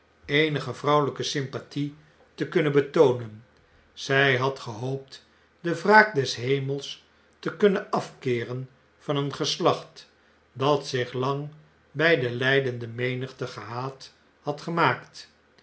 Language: Dutch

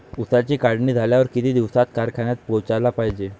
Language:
Marathi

